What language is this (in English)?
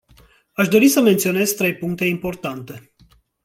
Romanian